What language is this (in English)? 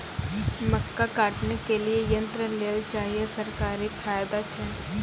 Maithili